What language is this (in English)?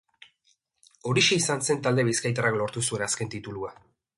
Basque